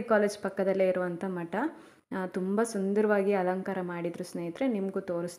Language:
Indonesian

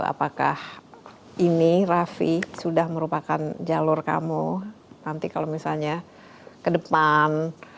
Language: Indonesian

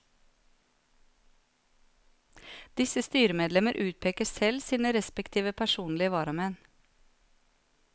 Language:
Norwegian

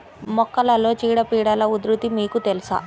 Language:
Telugu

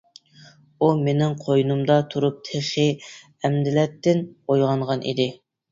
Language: Uyghur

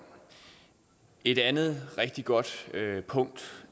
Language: Danish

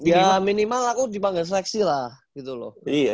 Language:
Indonesian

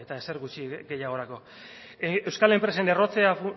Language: Basque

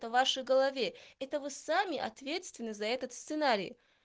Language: Russian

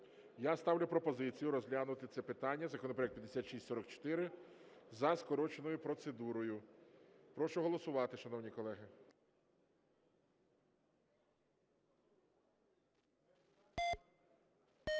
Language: Ukrainian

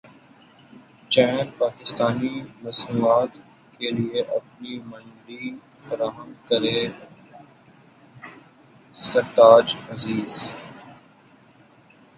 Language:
Urdu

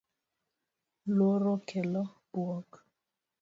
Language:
Luo (Kenya and Tanzania)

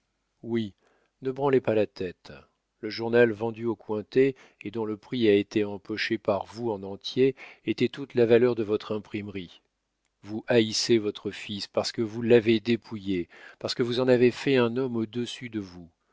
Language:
French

